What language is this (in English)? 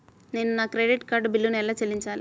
Telugu